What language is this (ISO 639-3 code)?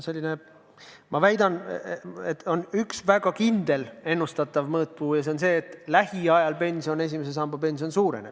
est